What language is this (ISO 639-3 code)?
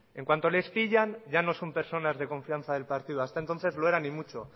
spa